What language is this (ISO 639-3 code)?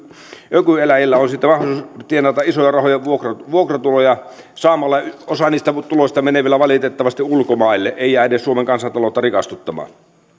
fin